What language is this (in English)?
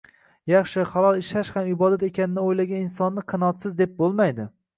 Uzbek